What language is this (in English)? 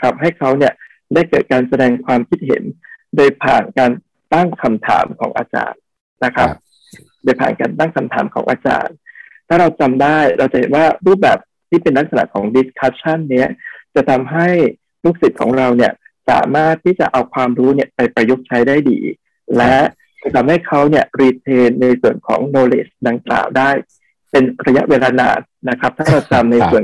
Thai